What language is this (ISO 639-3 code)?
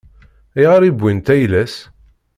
kab